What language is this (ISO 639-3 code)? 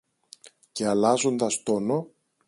ell